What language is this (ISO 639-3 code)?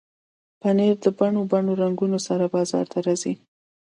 pus